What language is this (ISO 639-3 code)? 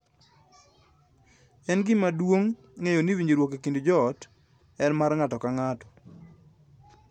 luo